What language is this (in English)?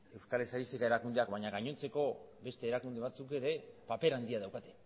Basque